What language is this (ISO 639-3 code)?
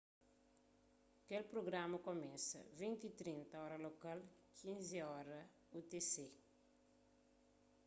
kea